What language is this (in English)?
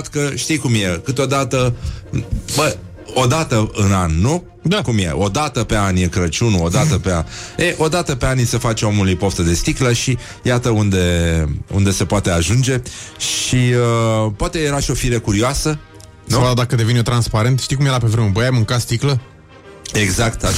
Romanian